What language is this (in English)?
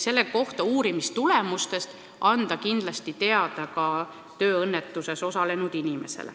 Estonian